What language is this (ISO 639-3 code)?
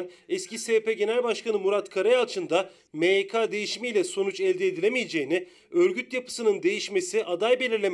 tur